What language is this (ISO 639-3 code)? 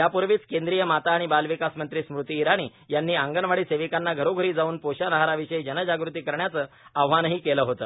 mar